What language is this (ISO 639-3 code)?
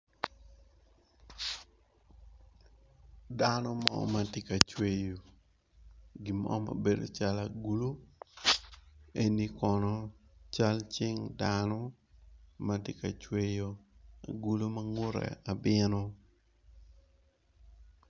ach